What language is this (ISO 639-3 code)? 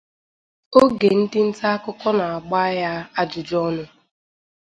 ibo